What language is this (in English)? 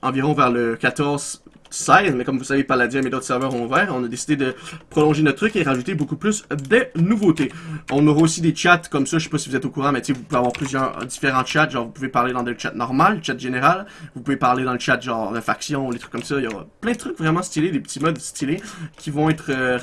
French